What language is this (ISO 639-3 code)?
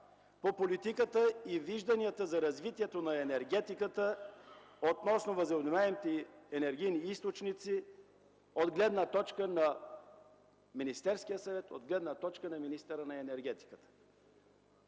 bul